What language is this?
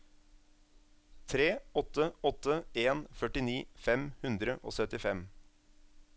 Norwegian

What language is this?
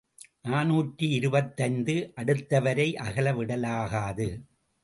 Tamil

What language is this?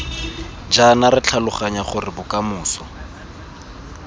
Tswana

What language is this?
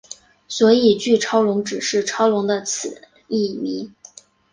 Chinese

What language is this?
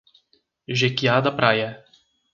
Portuguese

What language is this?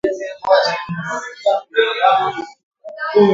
Swahili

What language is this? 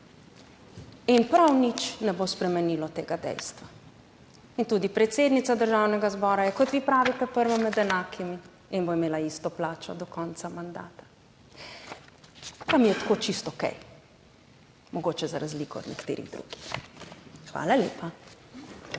Slovenian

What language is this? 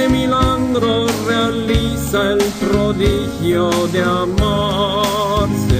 Romanian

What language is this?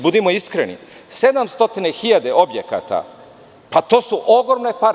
Serbian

